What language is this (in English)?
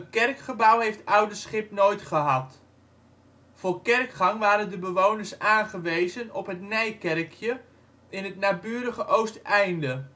Dutch